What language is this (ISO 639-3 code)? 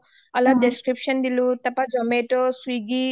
asm